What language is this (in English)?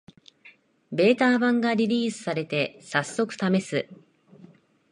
Japanese